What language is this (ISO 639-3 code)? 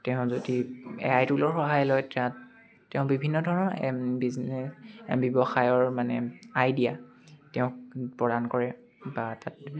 asm